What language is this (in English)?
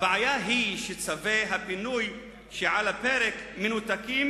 Hebrew